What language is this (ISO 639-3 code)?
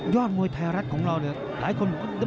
tha